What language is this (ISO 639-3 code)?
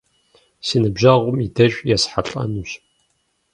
kbd